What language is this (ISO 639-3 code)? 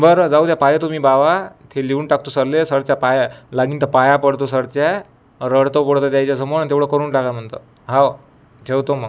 mar